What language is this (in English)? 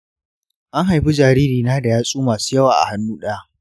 Hausa